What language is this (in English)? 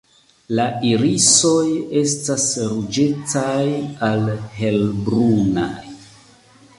Esperanto